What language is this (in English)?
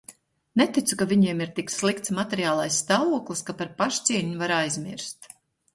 Latvian